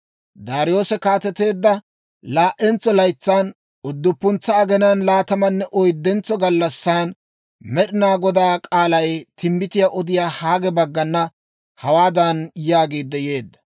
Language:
Dawro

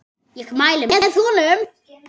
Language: Icelandic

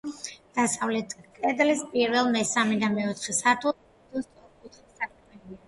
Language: Georgian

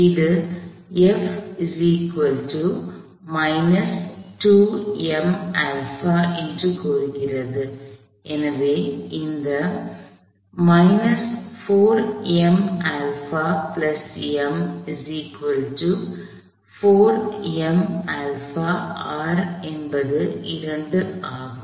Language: Tamil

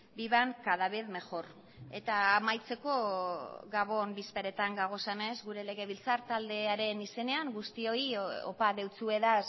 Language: Basque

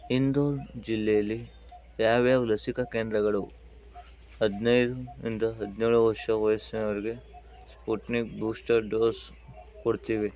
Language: Kannada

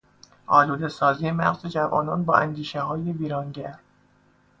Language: Persian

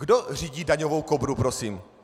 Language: Czech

